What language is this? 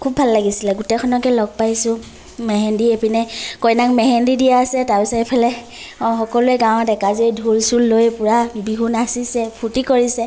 Assamese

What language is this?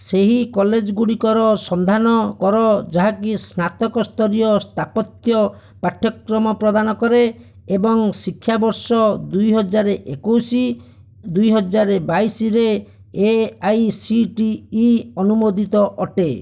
Odia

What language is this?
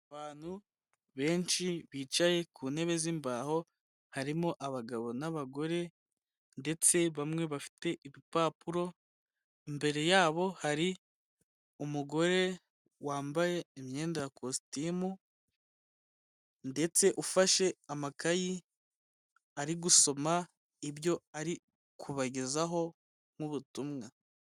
Kinyarwanda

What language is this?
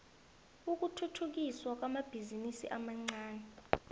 South Ndebele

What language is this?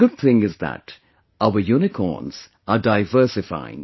English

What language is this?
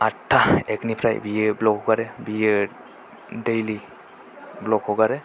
Bodo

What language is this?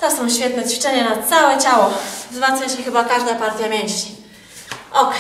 Polish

